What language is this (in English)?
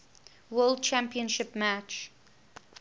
English